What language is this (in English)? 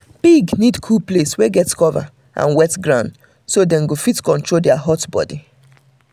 Nigerian Pidgin